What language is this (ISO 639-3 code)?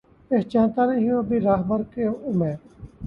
urd